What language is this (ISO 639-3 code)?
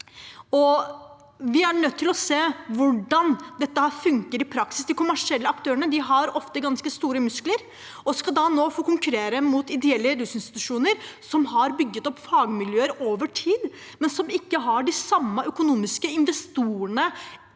nor